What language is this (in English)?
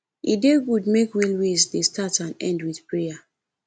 Nigerian Pidgin